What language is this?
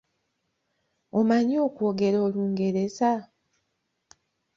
Ganda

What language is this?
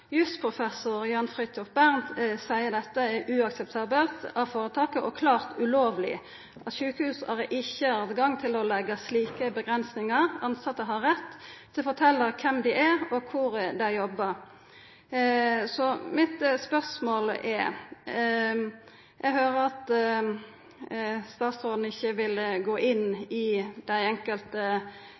Norwegian Nynorsk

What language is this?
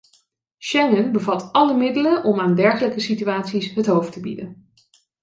Dutch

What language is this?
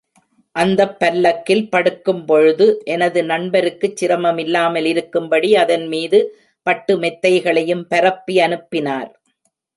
Tamil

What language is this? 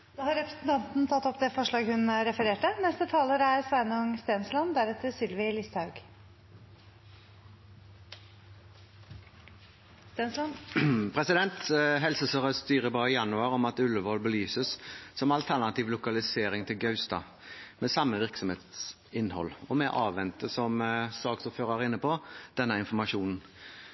Norwegian Bokmål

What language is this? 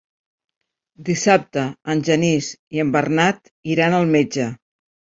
Catalan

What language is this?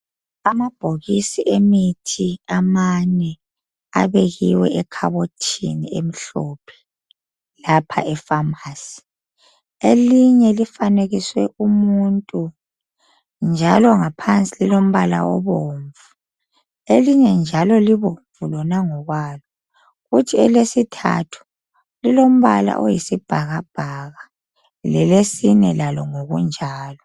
North Ndebele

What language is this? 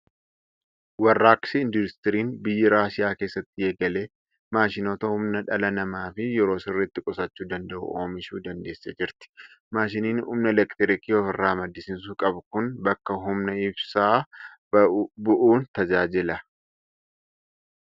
Oromo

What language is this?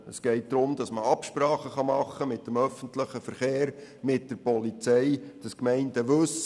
Swiss German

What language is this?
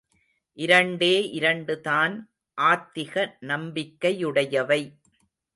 Tamil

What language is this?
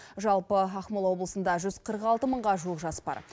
Kazakh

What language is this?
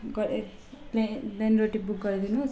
Nepali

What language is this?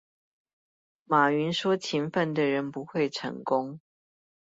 Chinese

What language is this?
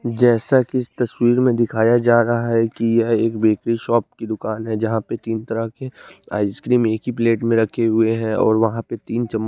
Hindi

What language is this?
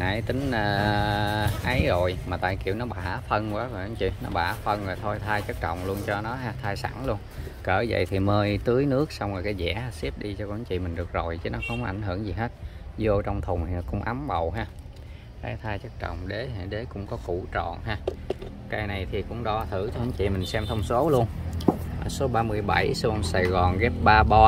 Vietnamese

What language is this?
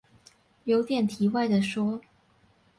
Chinese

